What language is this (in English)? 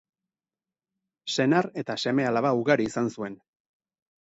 Basque